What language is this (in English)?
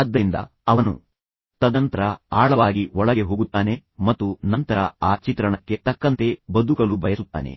Kannada